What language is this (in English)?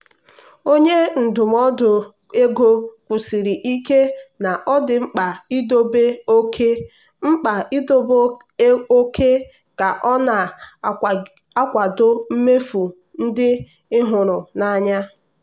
Igbo